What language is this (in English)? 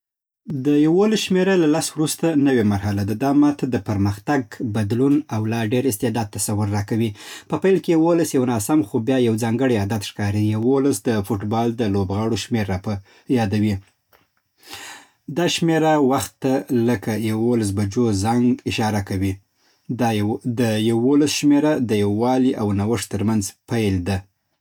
Southern Pashto